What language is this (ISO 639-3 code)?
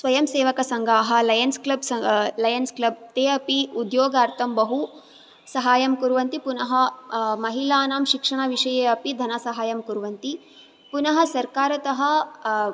san